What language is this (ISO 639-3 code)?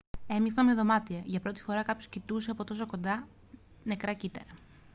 ell